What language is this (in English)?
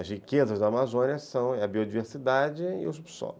Portuguese